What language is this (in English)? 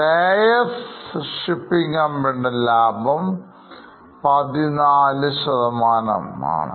Malayalam